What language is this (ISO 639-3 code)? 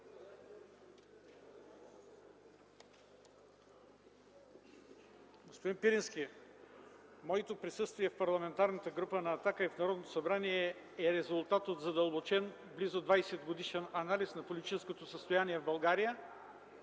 bul